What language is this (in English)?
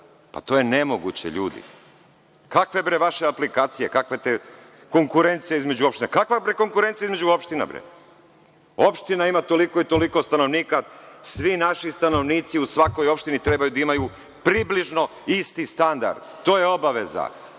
Serbian